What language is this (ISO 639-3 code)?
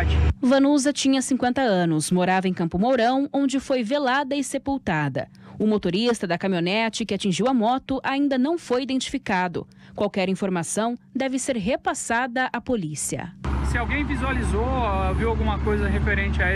por